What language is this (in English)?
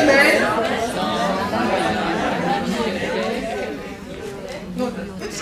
French